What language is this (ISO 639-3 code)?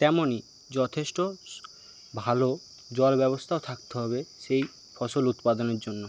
ben